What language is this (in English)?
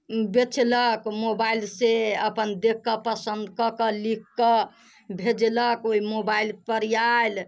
Maithili